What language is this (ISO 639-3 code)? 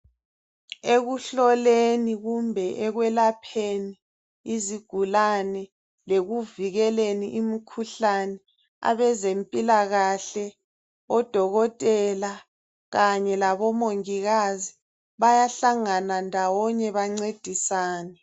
nde